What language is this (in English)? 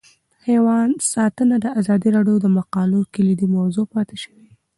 Pashto